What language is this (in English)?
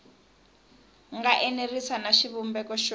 Tsonga